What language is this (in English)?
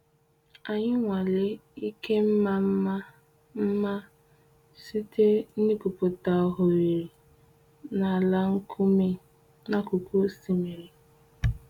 Igbo